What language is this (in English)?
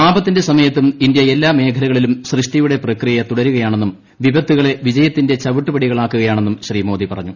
Malayalam